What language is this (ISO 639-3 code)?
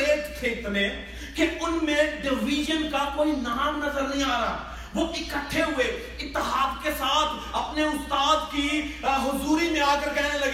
urd